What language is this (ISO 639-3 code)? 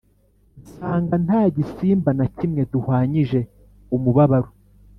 kin